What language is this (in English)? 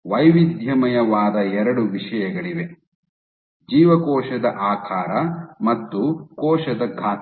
Kannada